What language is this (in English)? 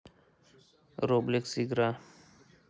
Russian